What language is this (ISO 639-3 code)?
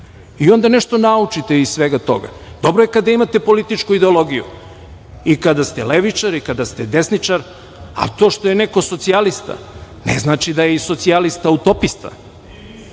srp